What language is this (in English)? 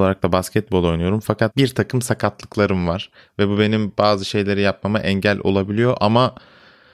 Turkish